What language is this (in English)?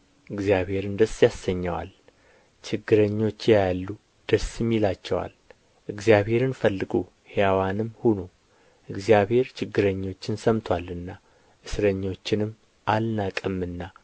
Amharic